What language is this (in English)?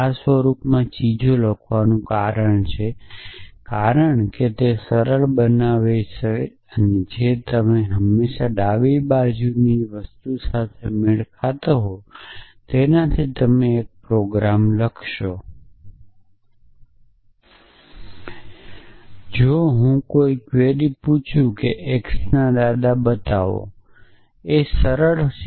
Gujarati